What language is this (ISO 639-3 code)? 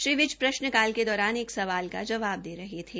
hin